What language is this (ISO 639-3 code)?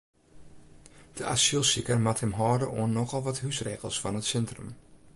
fry